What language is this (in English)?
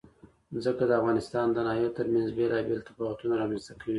Pashto